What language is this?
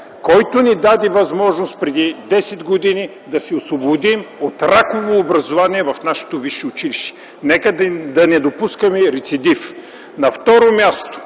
Bulgarian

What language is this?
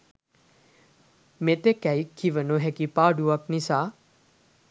Sinhala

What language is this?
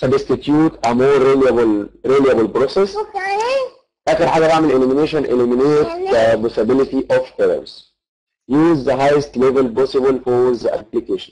Arabic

